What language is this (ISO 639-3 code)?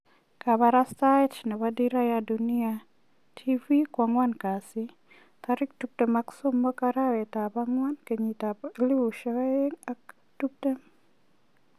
kln